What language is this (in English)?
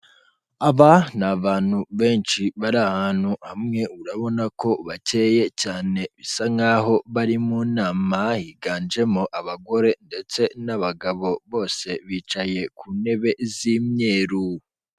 Kinyarwanda